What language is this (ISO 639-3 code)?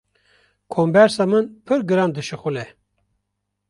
kur